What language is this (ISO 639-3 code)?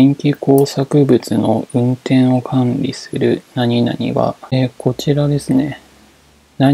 jpn